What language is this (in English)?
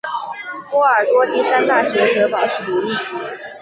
Chinese